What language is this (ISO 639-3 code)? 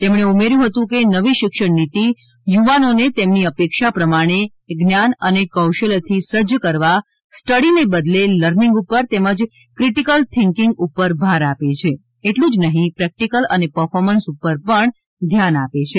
guj